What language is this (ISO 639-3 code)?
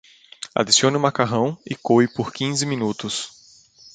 por